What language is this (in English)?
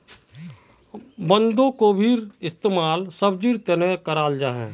Magahi